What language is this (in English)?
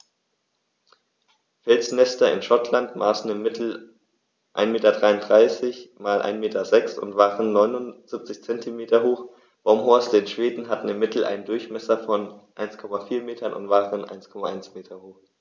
German